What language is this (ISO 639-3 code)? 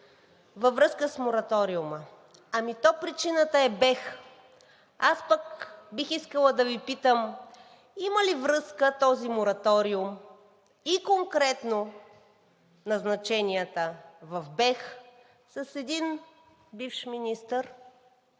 bul